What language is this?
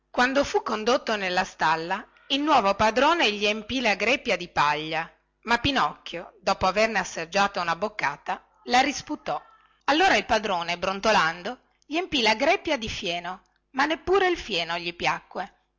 Italian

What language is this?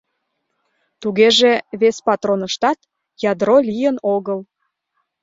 Mari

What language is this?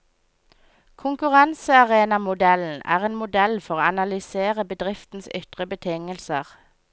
Norwegian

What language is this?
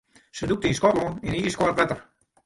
Western Frisian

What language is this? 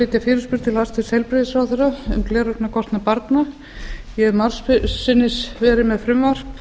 Icelandic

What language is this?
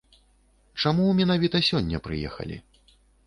Belarusian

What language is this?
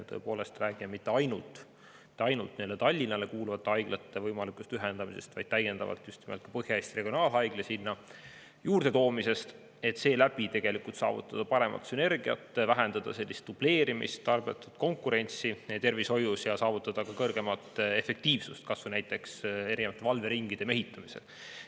Estonian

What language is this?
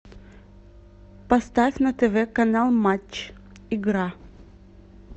Russian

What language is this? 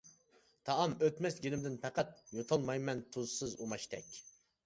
Uyghur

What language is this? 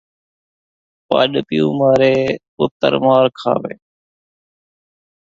Saraiki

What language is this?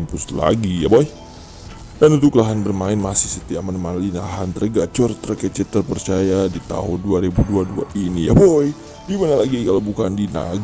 Indonesian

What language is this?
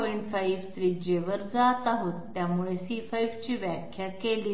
Marathi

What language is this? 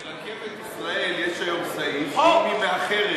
Hebrew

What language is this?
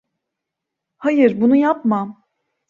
Turkish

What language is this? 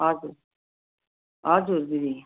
Nepali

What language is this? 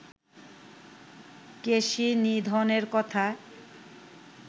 Bangla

